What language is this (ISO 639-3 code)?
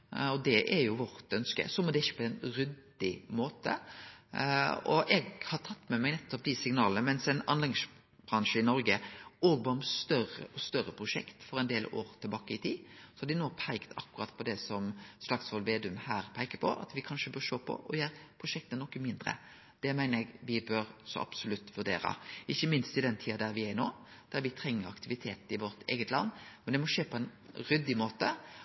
nno